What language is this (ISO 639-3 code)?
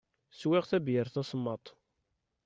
kab